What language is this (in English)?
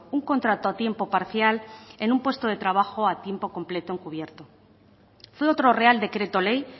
Spanish